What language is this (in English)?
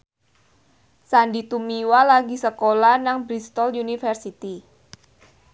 Javanese